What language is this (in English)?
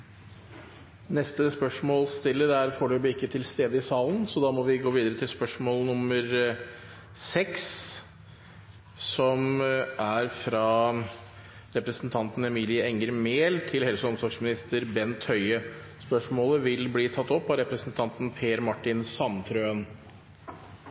Norwegian Bokmål